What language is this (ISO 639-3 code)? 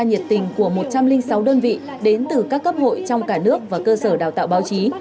vie